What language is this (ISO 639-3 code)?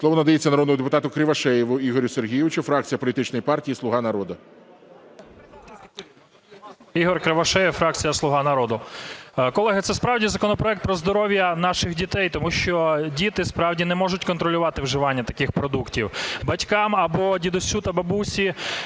ukr